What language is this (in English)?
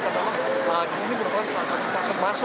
Indonesian